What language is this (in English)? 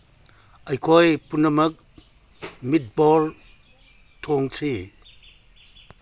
Manipuri